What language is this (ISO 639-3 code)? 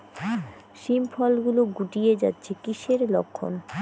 ben